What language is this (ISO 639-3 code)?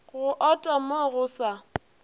nso